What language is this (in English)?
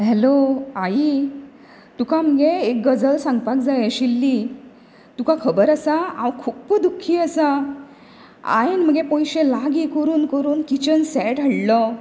Konkani